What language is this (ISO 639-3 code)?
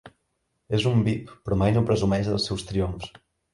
cat